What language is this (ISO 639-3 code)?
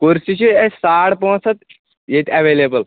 kas